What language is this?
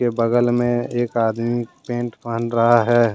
Hindi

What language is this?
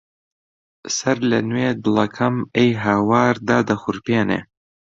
Central Kurdish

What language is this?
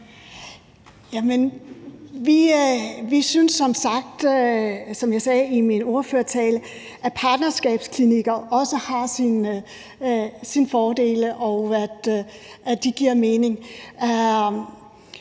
Danish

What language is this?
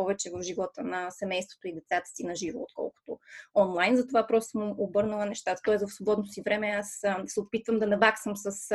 Bulgarian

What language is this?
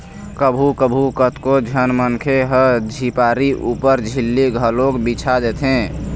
Chhattisgarhi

